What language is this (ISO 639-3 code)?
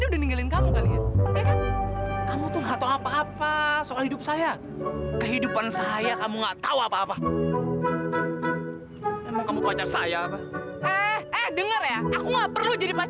ind